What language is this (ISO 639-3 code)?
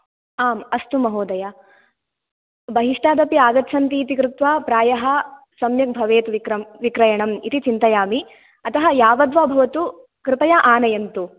san